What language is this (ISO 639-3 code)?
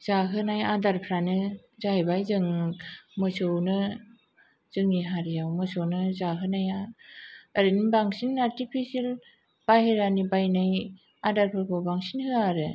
brx